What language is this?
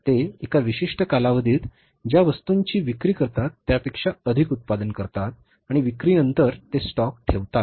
Marathi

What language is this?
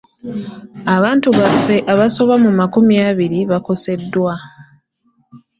Ganda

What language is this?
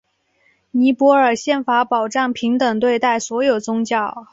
Chinese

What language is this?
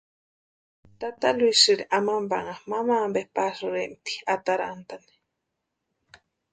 Western Highland Purepecha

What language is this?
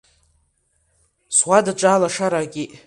Abkhazian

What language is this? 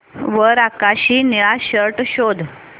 Marathi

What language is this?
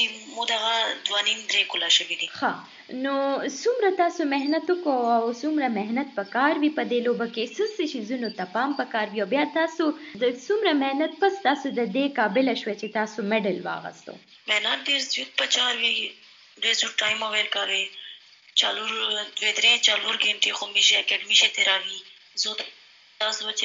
Urdu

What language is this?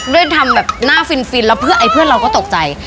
Thai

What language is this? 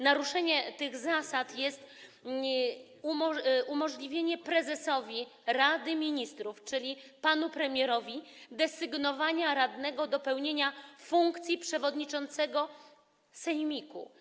Polish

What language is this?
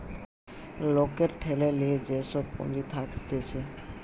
Bangla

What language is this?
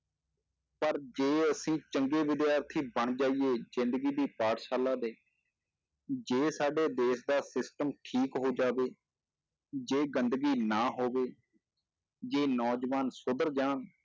Punjabi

